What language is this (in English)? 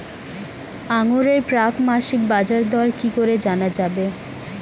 Bangla